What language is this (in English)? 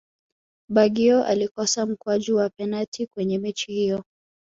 Swahili